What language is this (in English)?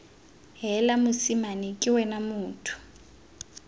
Tswana